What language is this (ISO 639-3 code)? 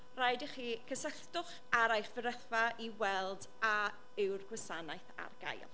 cym